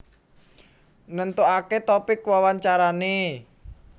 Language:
Javanese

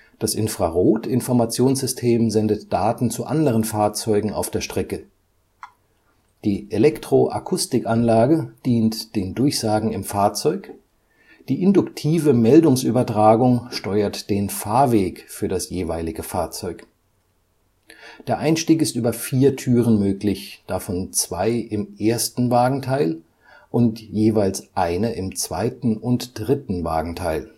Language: German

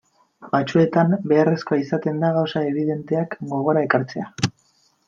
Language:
Basque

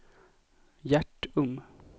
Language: Swedish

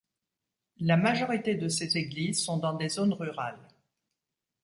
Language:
French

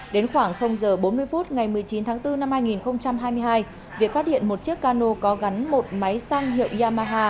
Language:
Vietnamese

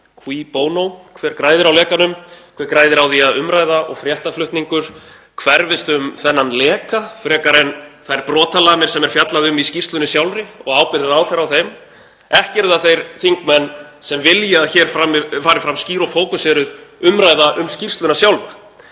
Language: Icelandic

